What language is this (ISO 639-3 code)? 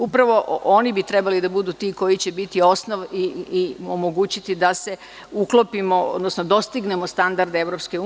srp